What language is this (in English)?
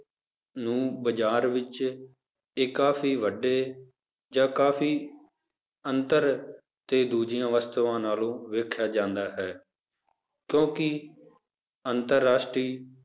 Punjabi